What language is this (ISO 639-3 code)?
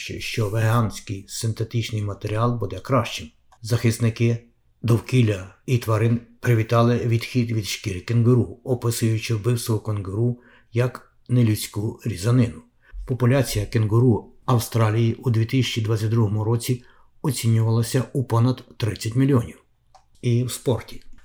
ukr